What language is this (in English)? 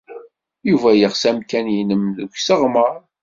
Kabyle